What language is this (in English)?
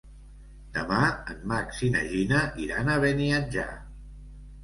Catalan